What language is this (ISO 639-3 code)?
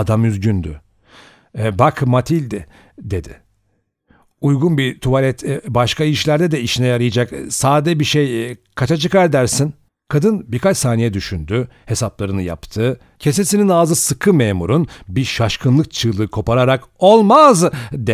tur